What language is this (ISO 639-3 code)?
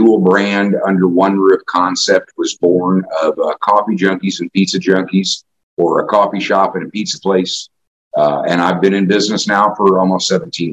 eng